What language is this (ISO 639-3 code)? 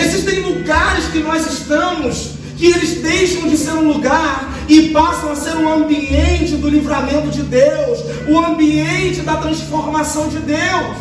por